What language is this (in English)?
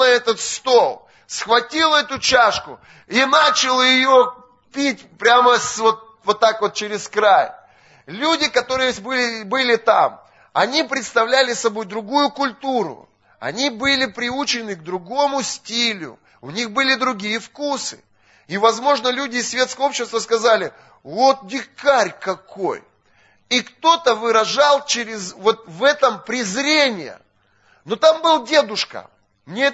Russian